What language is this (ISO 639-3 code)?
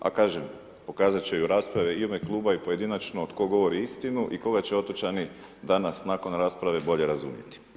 hrv